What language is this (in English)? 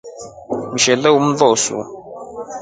Rombo